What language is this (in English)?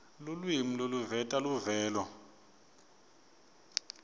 Swati